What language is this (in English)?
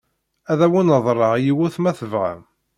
Kabyle